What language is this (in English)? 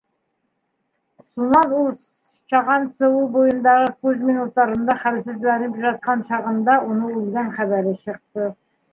Bashkir